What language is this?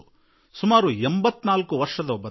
Kannada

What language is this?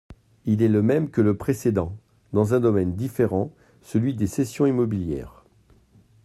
French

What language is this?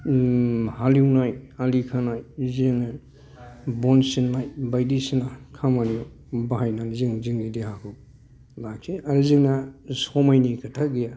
Bodo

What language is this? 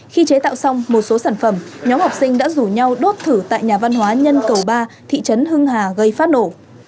Vietnamese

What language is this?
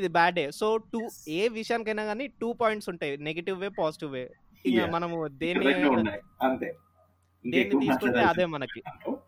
Telugu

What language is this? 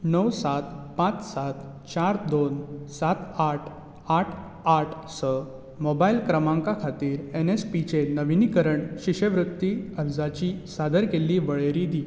Konkani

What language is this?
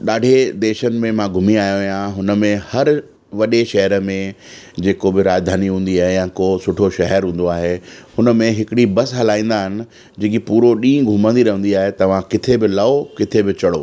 Sindhi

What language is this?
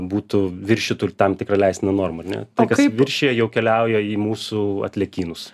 Lithuanian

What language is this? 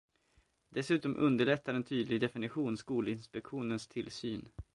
Swedish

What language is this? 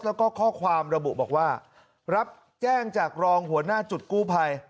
Thai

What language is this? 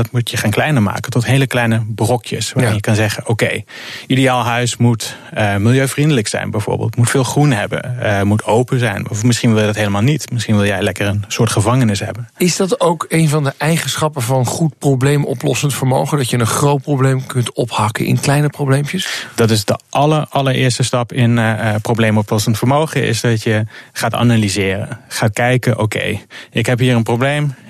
Dutch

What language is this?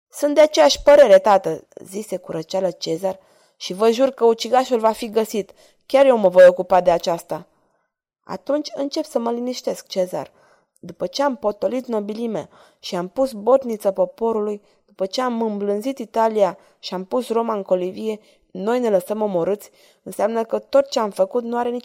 Romanian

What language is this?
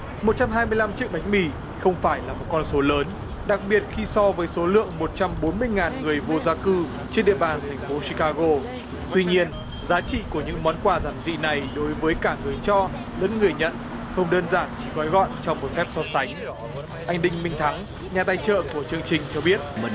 Vietnamese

